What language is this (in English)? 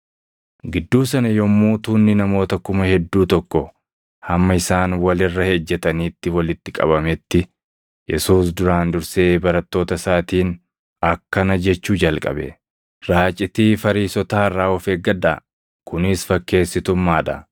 Oromo